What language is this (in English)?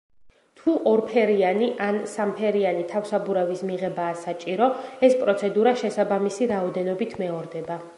Georgian